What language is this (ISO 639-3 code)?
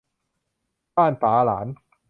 tha